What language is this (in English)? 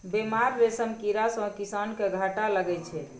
Maithili